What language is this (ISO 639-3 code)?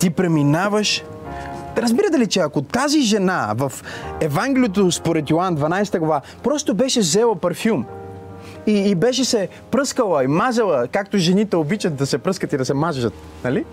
bul